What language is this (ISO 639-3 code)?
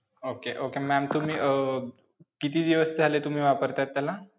mar